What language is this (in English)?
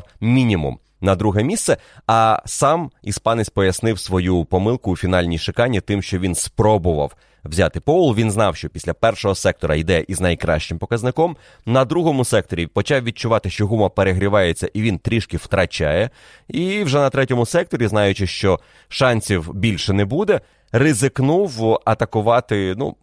Ukrainian